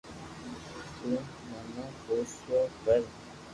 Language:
Loarki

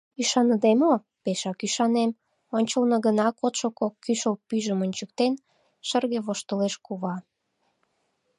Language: Mari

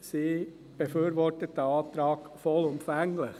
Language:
Swiss German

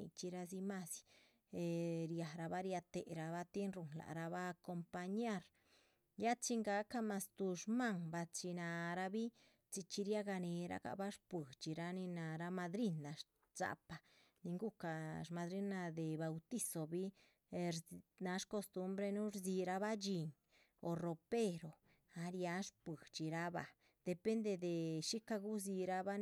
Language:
Chichicapan Zapotec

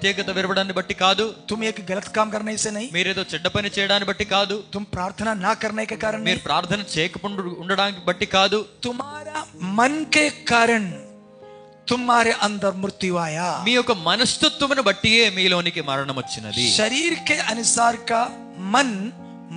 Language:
Telugu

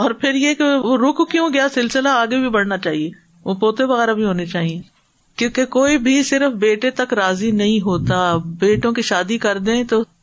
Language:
Urdu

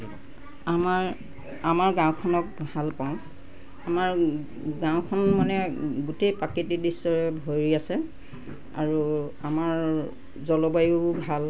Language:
Assamese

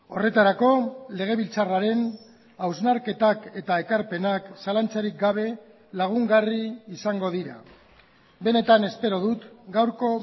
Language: Basque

